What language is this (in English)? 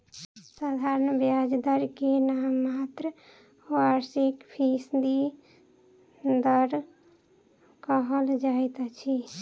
Maithili